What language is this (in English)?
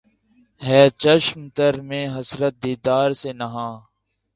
Urdu